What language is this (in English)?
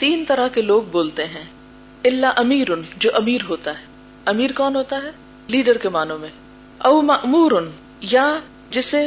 Urdu